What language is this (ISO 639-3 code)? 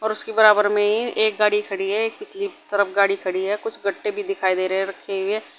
hin